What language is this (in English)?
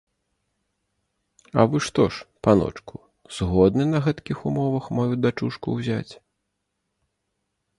Belarusian